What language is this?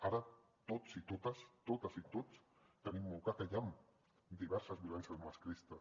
Catalan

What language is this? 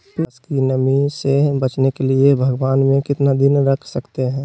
Magahi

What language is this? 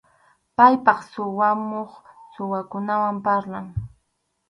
Arequipa-La Unión Quechua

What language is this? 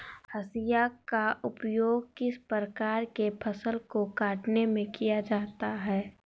Magahi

